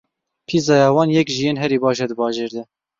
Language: Kurdish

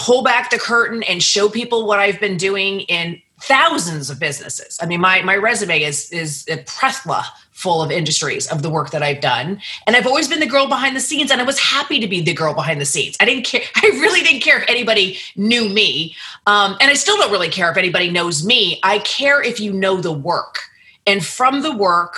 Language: English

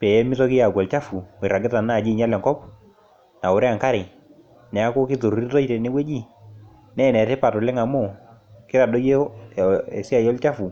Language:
Masai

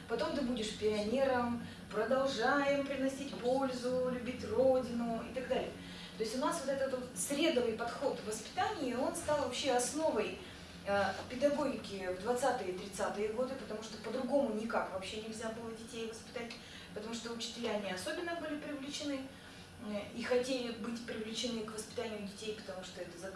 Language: Russian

